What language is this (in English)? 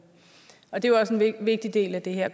Danish